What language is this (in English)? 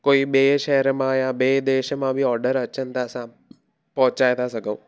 Sindhi